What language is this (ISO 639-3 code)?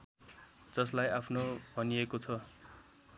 nep